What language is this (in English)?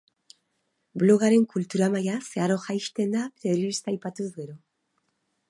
Basque